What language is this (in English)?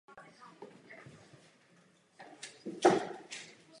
Czech